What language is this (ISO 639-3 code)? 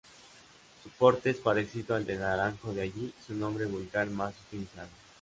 spa